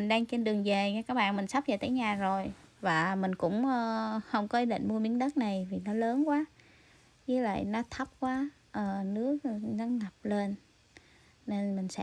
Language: Vietnamese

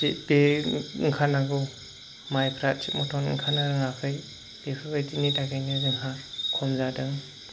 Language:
Bodo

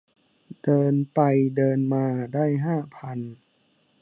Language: Thai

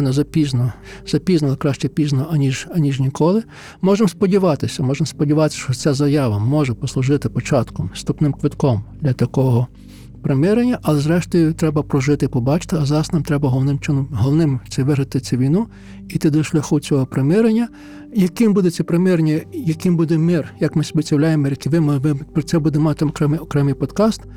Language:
Ukrainian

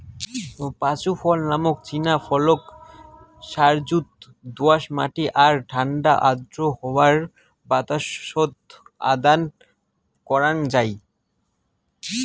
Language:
Bangla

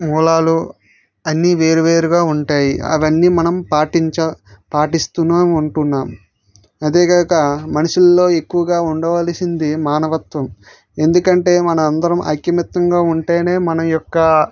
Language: Telugu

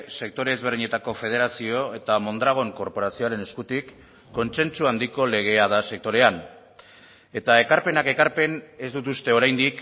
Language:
Basque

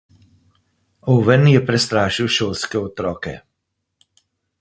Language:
Slovenian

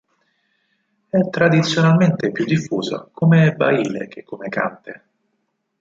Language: Italian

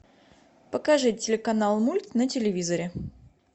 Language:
Russian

